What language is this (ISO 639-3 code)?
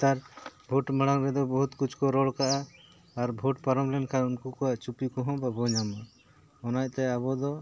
sat